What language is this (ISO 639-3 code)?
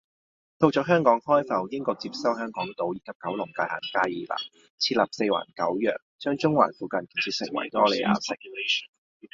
yue